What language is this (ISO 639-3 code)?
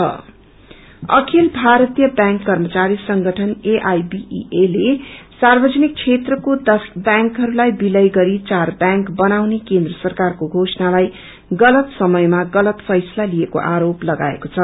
nep